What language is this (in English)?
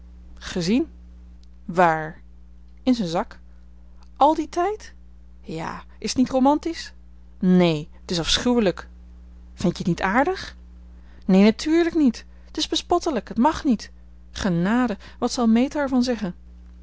Dutch